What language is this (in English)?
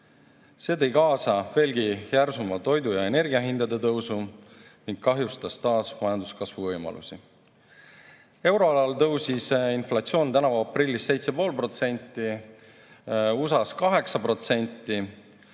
Estonian